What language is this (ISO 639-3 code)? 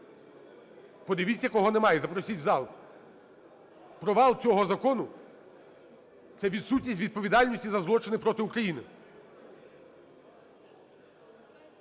ukr